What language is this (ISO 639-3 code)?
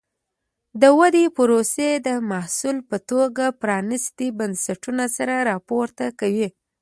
pus